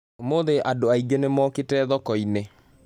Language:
Kikuyu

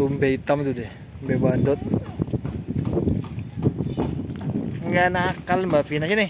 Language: Indonesian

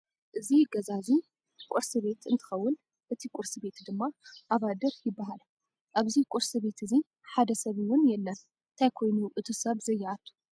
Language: Tigrinya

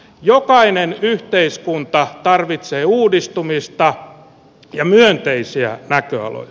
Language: Finnish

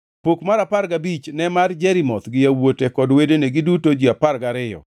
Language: Luo (Kenya and Tanzania)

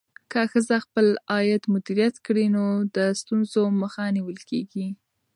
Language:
Pashto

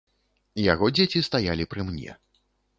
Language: Belarusian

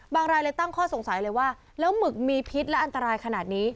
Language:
Thai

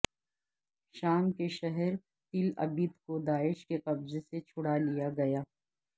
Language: Urdu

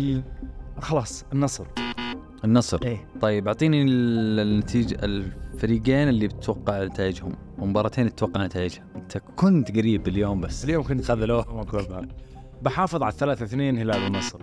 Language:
Arabic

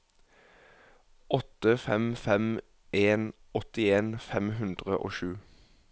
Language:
Norwegian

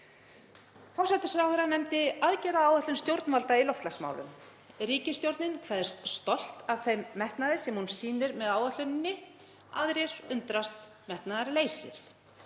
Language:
Icelandic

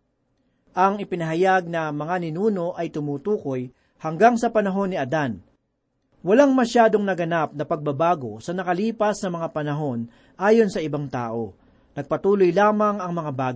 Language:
Filipino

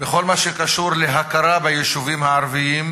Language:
Hebrew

